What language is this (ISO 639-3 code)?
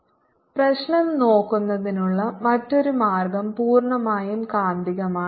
mal